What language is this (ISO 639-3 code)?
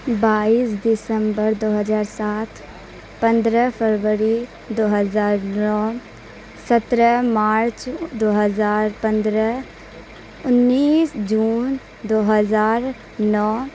urd